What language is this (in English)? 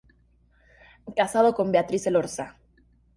Spanish